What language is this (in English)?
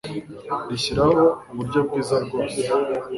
Kinyarwanda